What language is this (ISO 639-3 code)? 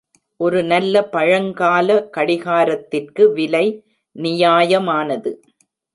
tam